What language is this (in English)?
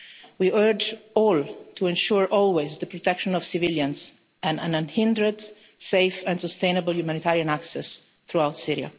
English